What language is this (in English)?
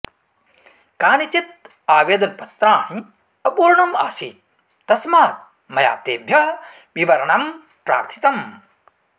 Sanskrit